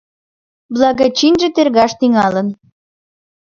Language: Mari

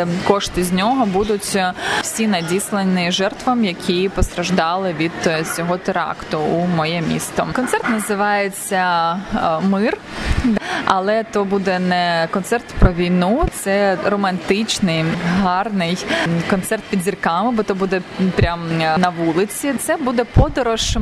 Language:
Ukrainian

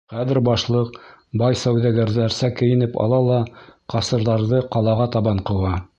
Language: Bashkir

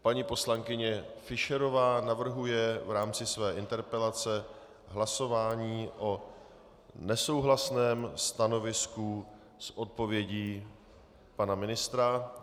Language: Czech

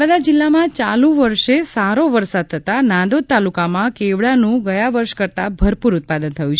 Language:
Gujarati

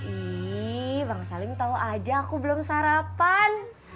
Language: Indonesian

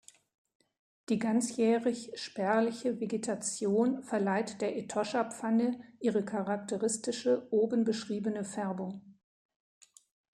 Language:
German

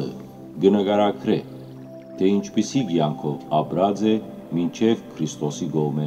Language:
Romanian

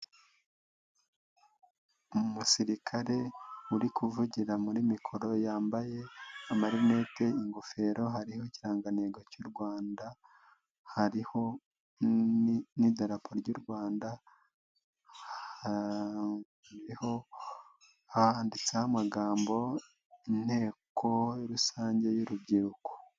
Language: Kinyarwanda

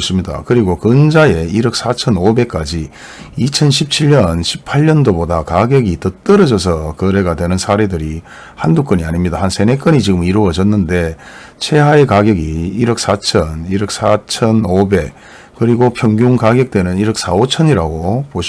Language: Korean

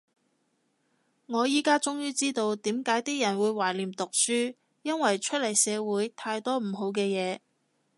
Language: Cantonese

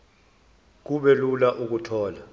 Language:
Zulu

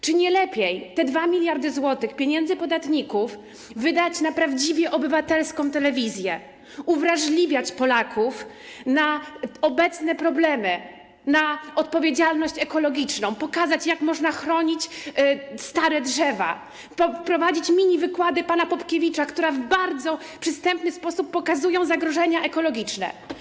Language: Polish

